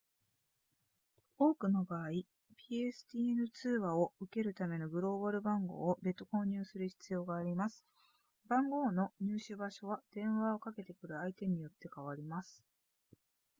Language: Japanese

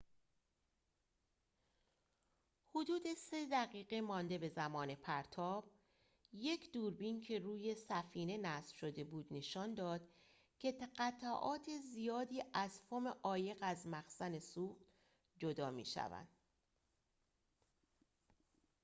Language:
Persian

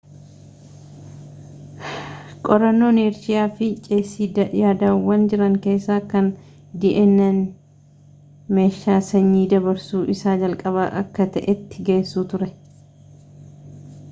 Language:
Oromo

